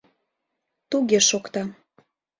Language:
Mari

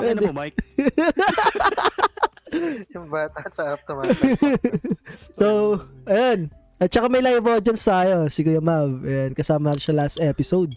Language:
Filipino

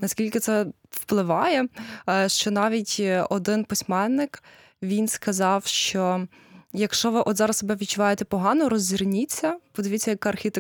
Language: Ukrainian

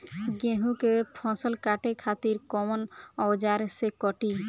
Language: Bhojpuri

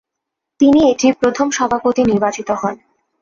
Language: Bangla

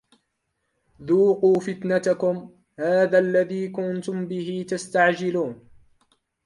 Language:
Arabic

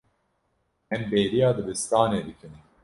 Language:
Kurdish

